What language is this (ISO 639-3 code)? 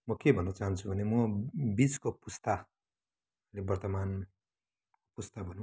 nep